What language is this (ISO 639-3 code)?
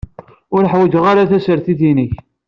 kab